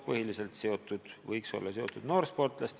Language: Estonian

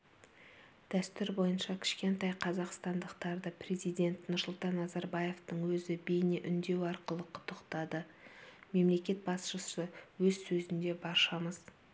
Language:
Kazakh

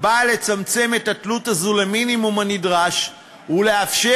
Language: Hebrew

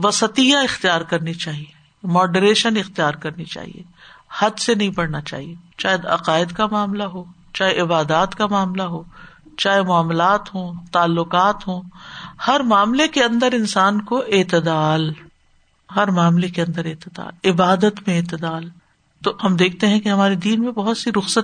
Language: Urdu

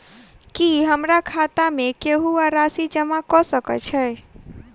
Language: Maithili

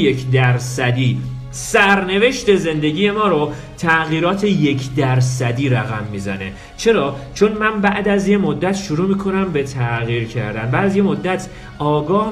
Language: Persian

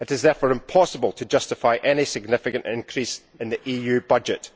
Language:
English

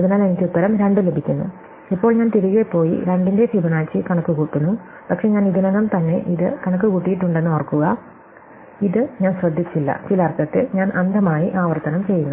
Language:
Malayalam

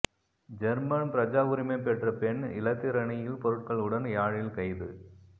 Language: Tamil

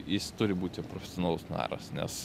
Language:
Lithuanian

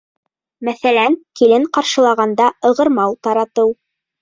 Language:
Bashkir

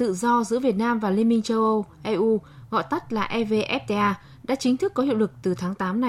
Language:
Vietnamese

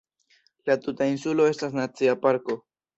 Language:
Esperanto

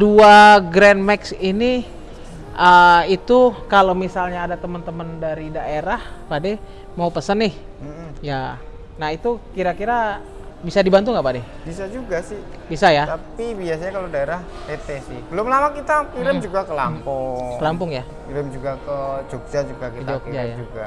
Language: Indonesian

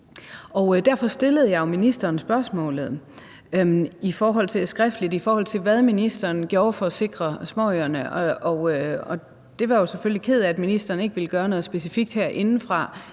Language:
Danish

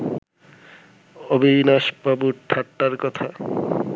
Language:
Bangla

